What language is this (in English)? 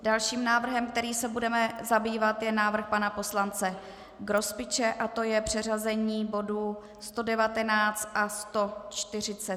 Czech